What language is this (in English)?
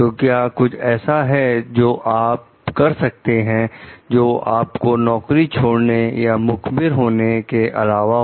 Hindi